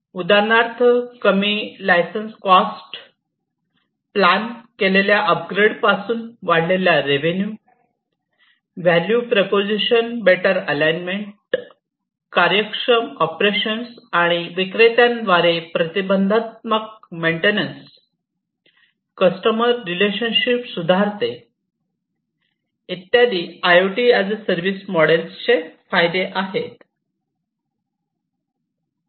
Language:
Marathi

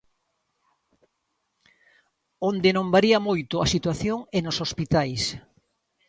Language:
Galician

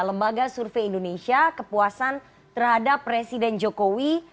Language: Indonesian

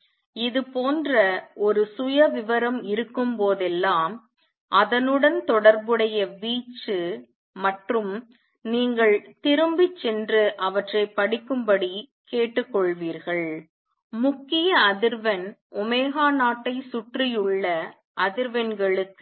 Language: Tamil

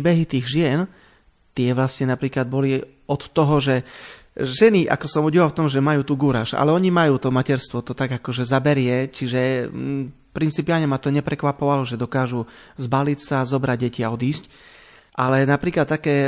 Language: Slovak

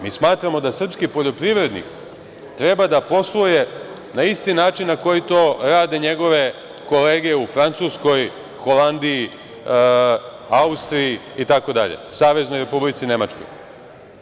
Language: Serbian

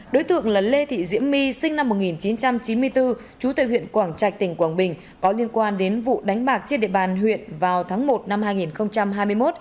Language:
Vietnamese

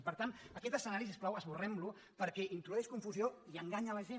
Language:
Catalan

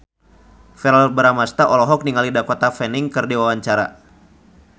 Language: Sundanese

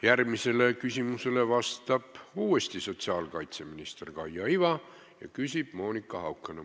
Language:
Estonian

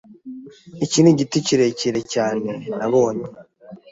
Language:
Kinyarwanda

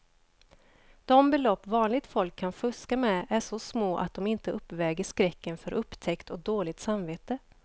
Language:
Swedish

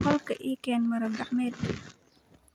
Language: Somali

